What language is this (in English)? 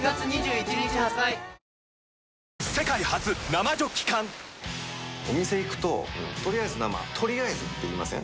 Japanese